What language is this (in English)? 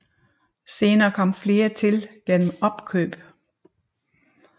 Danish